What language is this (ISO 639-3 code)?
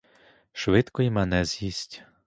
ukr